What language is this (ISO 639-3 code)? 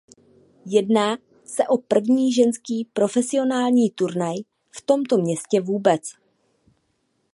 ces